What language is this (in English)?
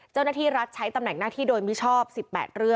Thai